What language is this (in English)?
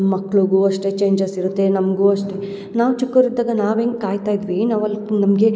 Kannada